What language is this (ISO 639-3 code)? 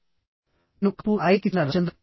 tel